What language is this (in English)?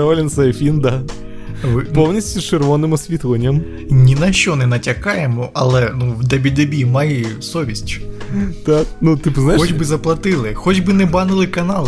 Ukrainian